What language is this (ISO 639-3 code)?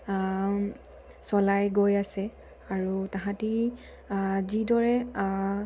asm